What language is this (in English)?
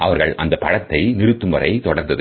Tamil